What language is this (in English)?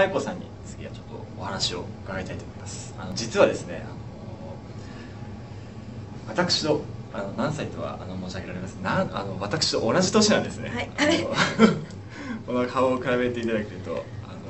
Japanese